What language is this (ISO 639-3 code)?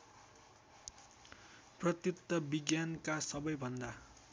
nep